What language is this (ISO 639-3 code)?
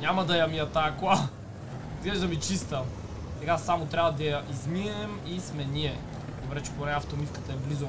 bul